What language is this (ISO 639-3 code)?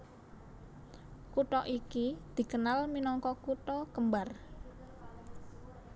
jav